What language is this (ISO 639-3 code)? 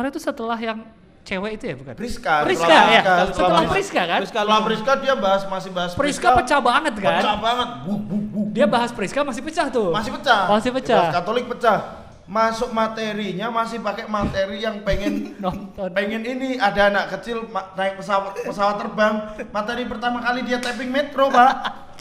ind